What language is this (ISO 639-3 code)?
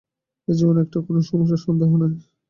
ben